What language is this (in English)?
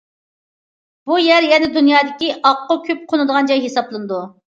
Uyghur